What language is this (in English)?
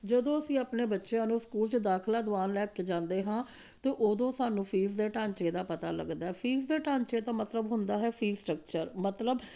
Punjabi